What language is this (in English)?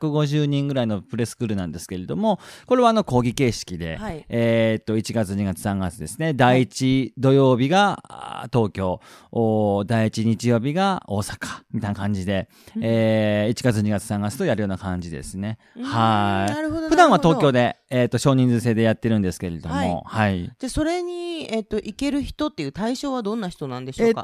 Japanese